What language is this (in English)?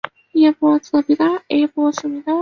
Chinese